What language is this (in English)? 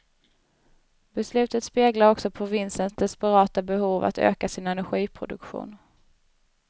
Swedish